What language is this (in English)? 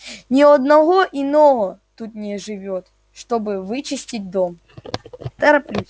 Russian